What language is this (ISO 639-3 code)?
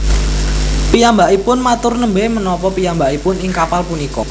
jav